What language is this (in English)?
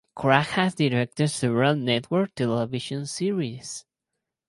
English